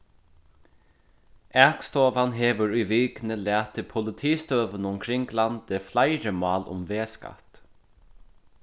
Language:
Faroese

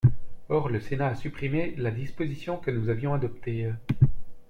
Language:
French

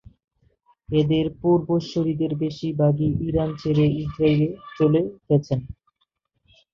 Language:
Bangla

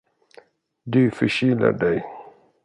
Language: Swedish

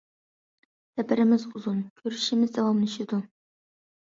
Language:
Uyghur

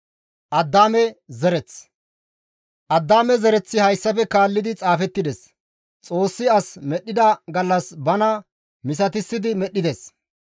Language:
Gamo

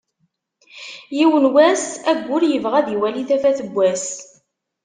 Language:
Kabyle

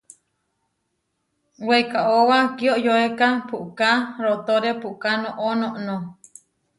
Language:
Huarijio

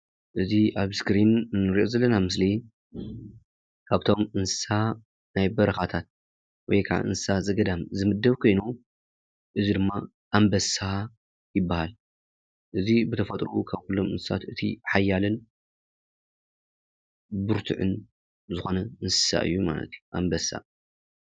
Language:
Tigrinya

